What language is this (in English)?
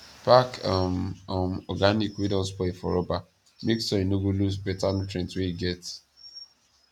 Nigerian Pidgin